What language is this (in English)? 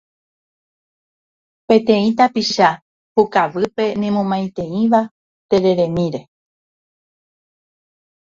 Guarani